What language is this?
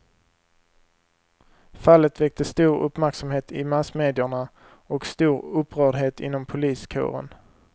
Swedish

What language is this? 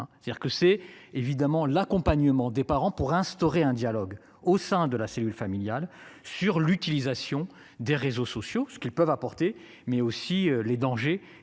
French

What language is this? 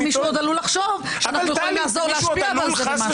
Hebrew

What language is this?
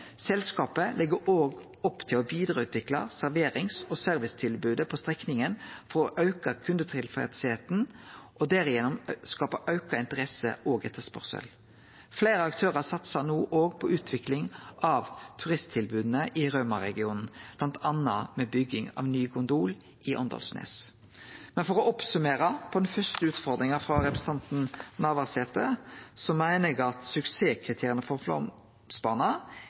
Norwegian Nynorsk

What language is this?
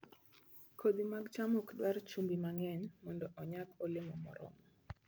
Luo (Kenya and Tanzania)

